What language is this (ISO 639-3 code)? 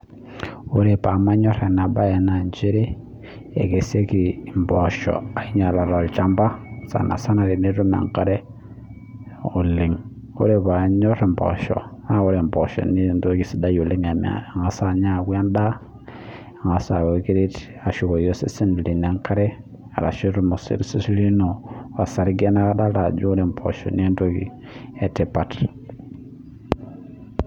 mas